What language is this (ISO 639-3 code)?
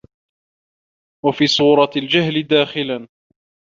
ara